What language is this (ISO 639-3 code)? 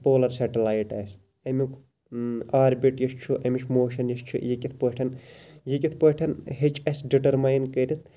kas